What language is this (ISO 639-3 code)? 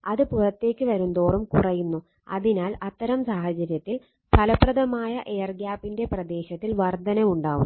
mal